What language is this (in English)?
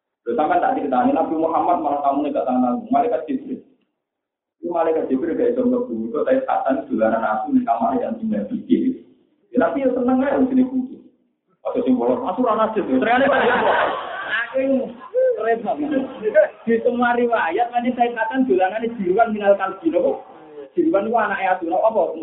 Malay